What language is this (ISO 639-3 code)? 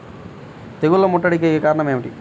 tel